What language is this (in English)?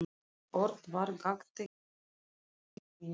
Icelandic